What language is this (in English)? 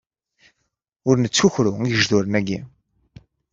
Kabyle